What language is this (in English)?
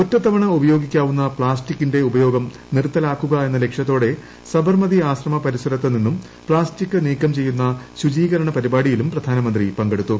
Malayalam